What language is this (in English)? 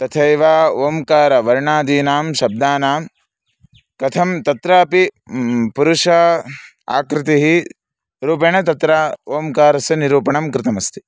Sanskrit